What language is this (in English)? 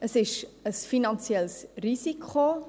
Swiss German